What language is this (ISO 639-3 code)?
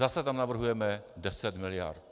ces